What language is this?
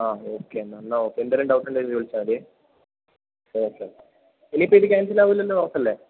Malayalam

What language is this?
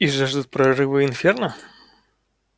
Russian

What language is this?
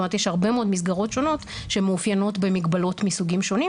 Hebrew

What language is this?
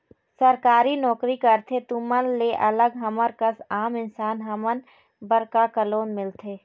Chhattisgarhi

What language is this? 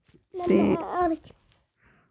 Dogri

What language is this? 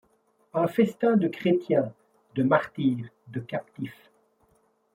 French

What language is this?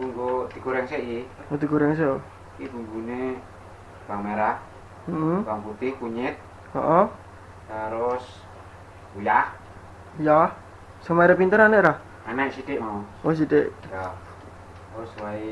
Javanese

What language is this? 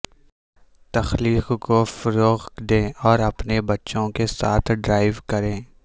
Urdu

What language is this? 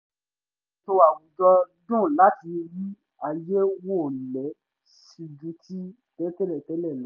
Yoruba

